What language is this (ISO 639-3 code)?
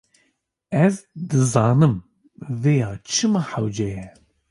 kur